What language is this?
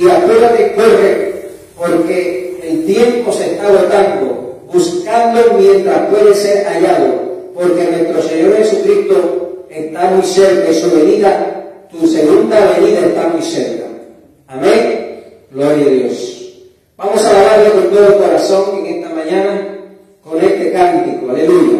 Spanish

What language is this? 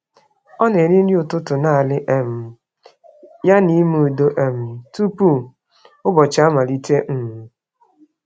Igbo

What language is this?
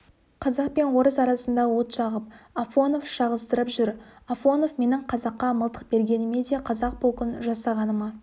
Kazakh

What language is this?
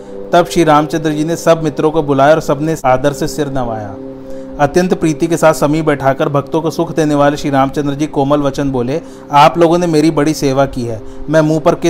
Hindi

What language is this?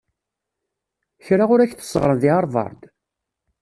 Kabyle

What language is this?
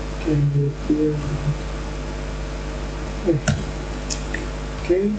Indonesian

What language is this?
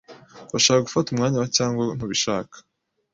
Kinyarwanda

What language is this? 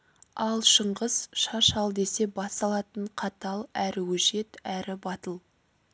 Kazakh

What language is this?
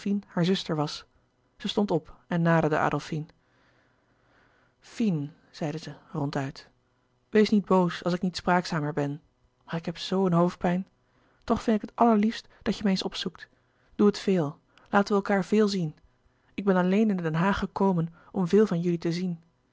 Dutch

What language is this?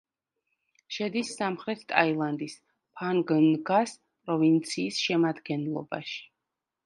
Georgian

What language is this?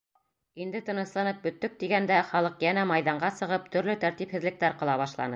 Bashkir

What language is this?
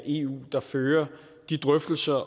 Danish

